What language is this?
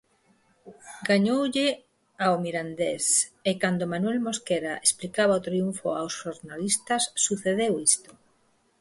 Galician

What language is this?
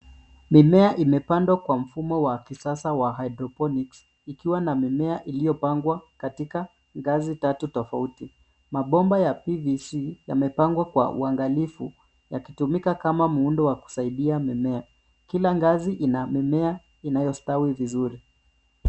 Swahili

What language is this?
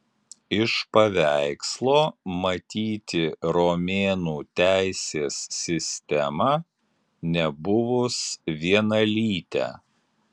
Lithuanian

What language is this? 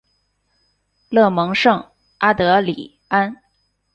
Chinese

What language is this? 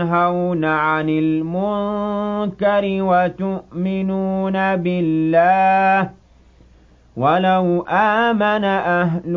Arabic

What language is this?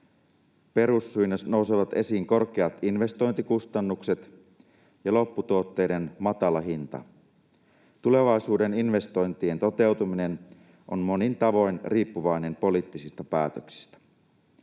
Finnish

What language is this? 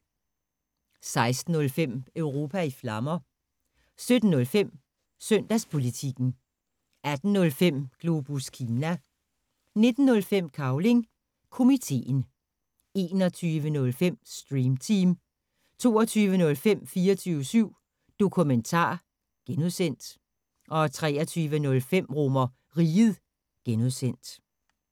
Danish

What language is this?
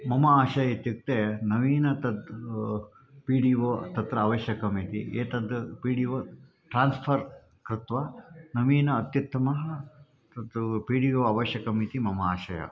Sanskrit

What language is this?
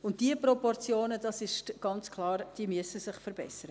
Swiss German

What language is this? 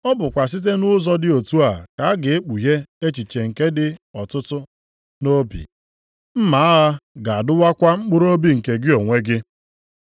Igbo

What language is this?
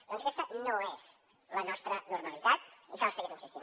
Catalan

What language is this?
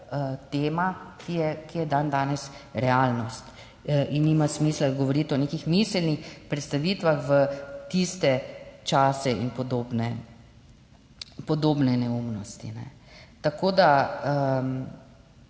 Slovenian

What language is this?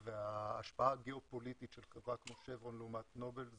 Hebrew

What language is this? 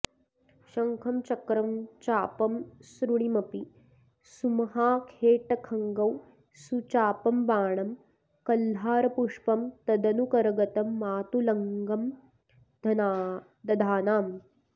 Sanskrit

